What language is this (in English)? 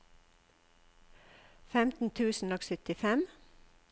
Norwegian